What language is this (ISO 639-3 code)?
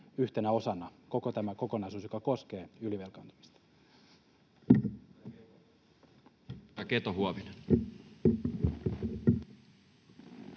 fin